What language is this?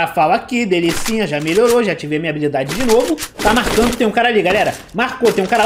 Portuguese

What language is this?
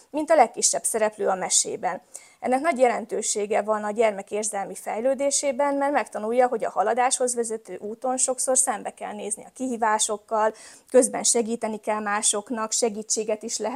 Hungarian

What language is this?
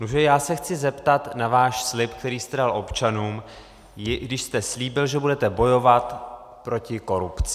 Czech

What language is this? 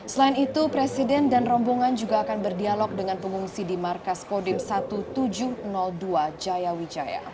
Indonesian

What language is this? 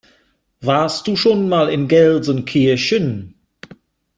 German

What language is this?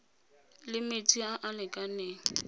Tswana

